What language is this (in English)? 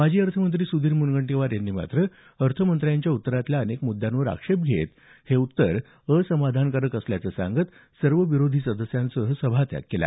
Marathi